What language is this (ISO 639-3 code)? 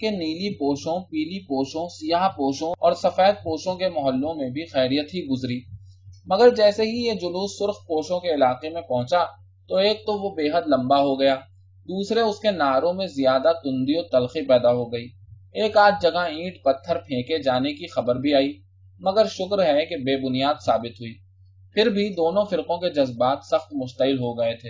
urd